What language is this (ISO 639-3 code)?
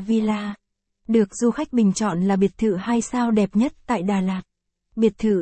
vie